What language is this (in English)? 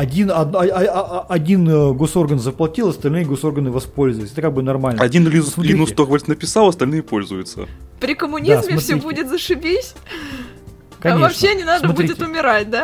Russian